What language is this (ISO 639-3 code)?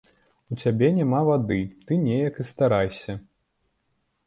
bel